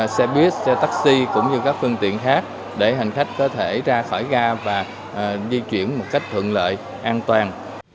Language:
Vietnamese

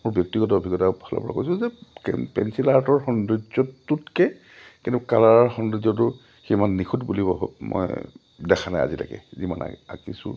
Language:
Assamese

